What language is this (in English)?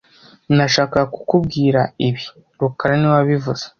Kinyarwanda